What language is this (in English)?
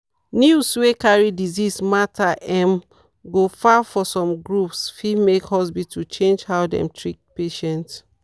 Nigerian Pidgin